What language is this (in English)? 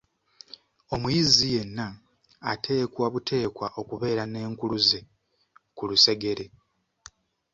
Ganda